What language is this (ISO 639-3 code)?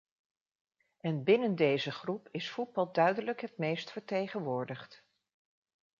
nld